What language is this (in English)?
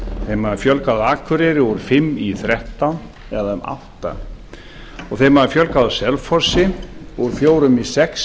Icelandic